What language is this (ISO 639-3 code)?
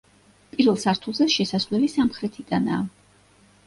kat